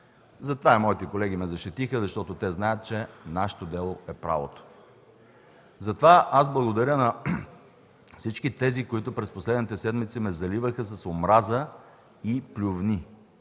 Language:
Bulgarian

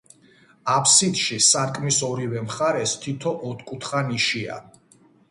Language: Georgian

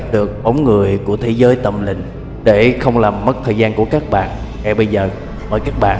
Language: Vietnamese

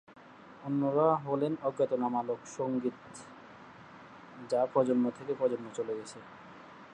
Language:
Bangla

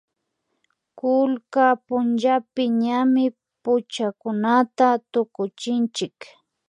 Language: Imbabura Highland Quichua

